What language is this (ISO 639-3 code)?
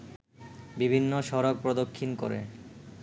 ben